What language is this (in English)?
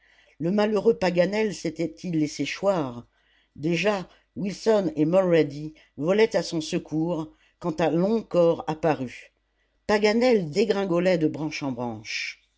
French